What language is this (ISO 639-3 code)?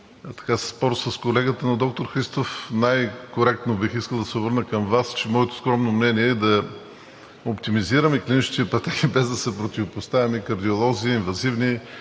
bul